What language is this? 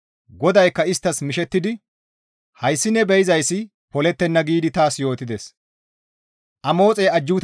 Gamo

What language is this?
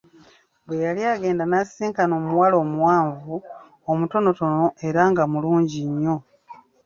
Ganda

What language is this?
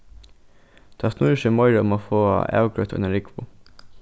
Faroese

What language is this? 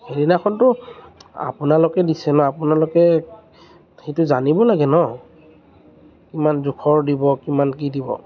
Assamese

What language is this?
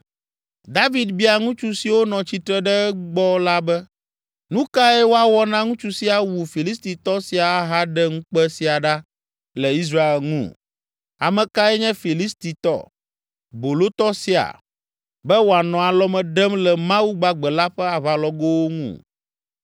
Ewe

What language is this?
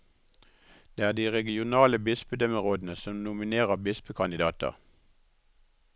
Norwegian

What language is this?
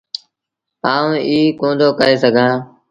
Sindhi Bhil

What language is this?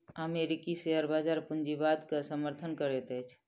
Maithili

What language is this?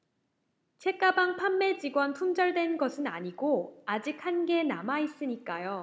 Korean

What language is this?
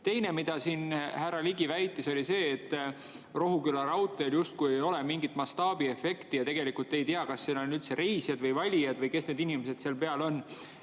Estonian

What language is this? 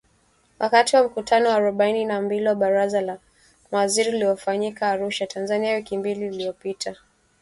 Swahili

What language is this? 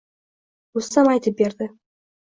Uzbek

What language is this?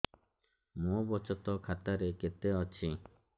Odia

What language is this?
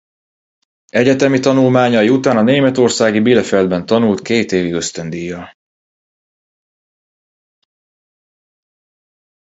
Hungarian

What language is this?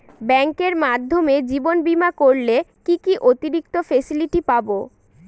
Bangla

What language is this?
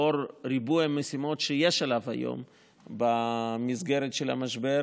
Hebrew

